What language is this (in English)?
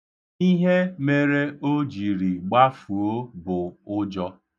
Igbo